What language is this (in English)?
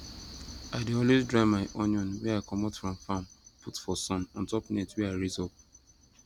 Nigerian Pidgin